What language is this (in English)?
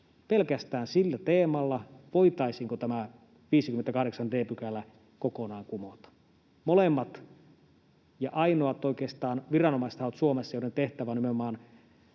Finnish